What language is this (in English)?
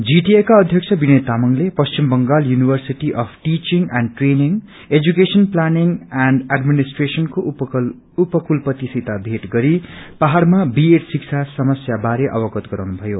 Nepali